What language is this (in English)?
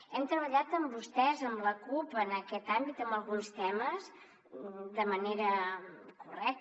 Catalan